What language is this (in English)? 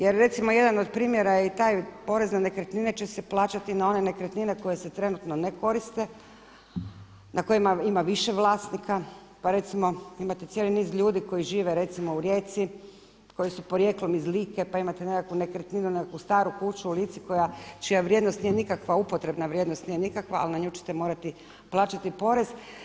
Croatian